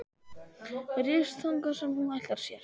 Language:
Icelandic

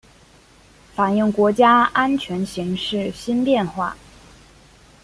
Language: Chinese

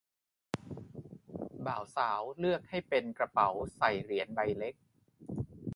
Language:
Thai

